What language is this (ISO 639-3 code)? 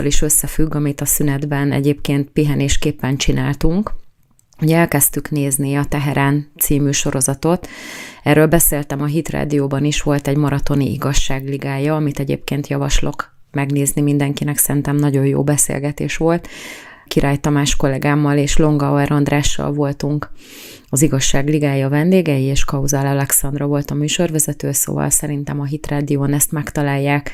hun